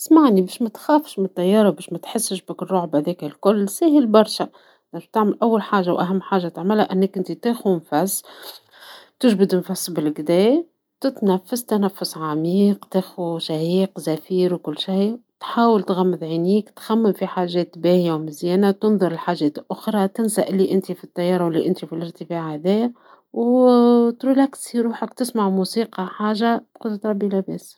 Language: Tunisian Arabic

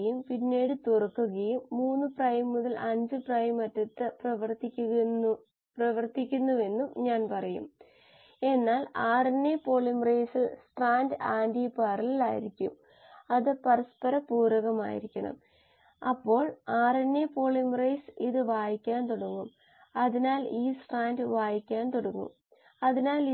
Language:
Malayalam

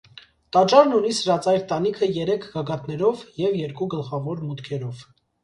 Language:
Armenian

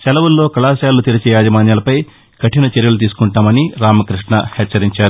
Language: Telugu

